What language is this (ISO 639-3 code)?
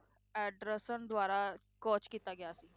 pan